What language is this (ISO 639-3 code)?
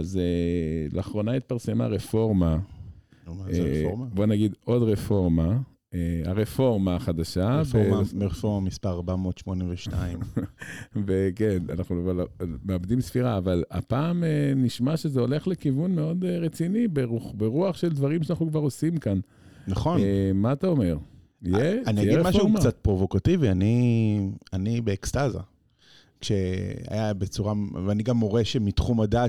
heb